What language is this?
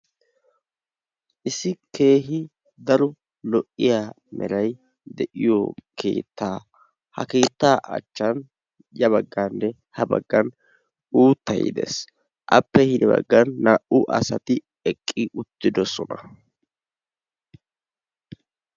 Wolaytta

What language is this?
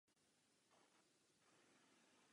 Czech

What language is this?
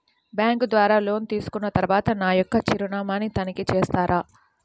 Telugu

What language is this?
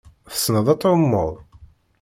Kabyle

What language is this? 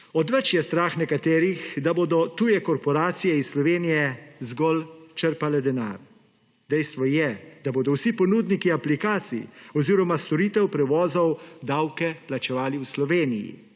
Slovenian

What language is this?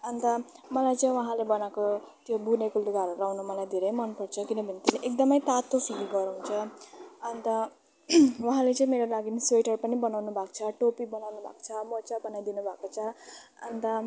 Nepali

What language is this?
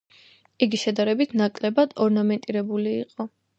Georgian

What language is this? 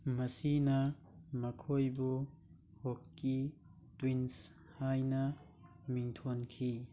Manipuri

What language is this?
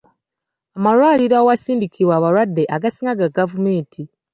Ganda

